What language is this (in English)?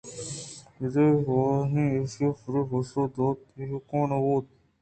Eastern Balochi